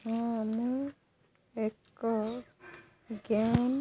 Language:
Odia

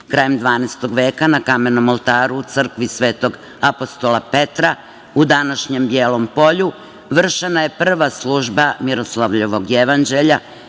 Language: Serbian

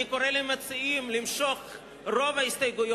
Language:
Hebrew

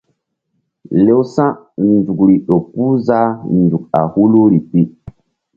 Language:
Mbum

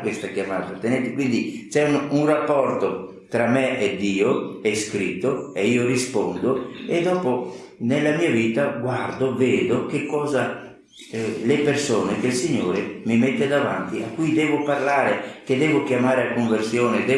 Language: Italian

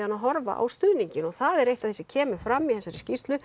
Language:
Icelandic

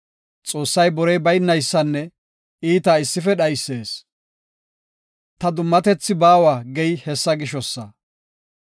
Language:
Gofa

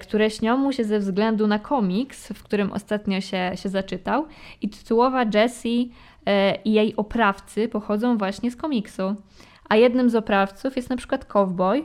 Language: Polish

